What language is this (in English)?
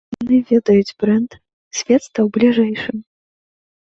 Belarusian